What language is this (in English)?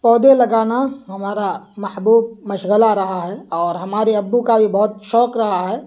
Urdu